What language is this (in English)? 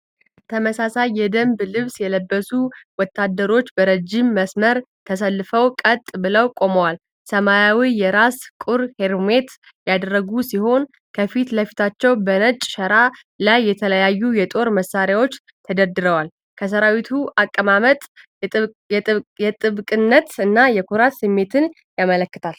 Amharic